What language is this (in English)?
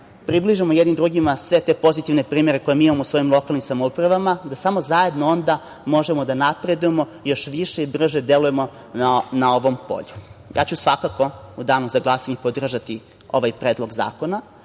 Serbian